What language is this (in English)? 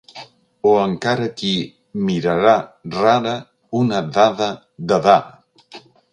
Catalan